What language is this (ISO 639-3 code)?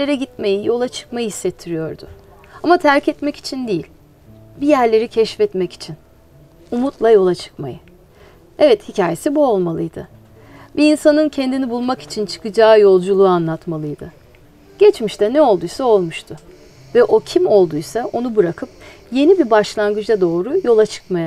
tur